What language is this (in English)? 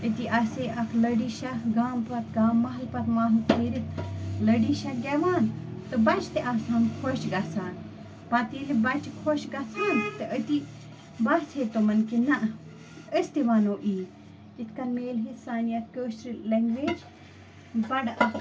Kashmiri